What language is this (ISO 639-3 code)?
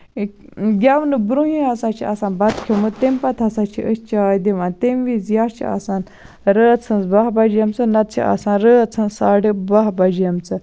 kas